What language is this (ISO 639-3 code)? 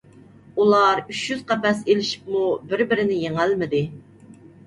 uig